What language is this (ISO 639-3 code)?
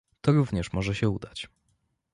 pol